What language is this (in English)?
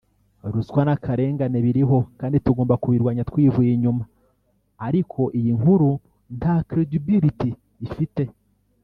Kinyarwanda